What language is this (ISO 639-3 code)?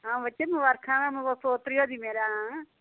doi